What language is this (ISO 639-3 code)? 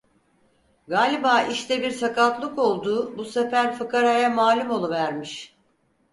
tur